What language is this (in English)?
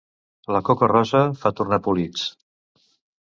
Catalan